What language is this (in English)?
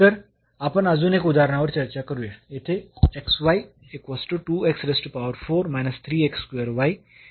Marathi